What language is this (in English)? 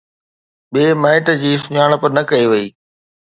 Sindhi